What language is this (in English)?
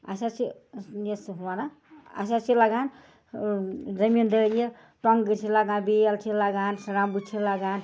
Kashmiri